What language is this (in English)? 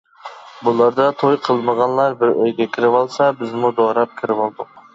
Uyghur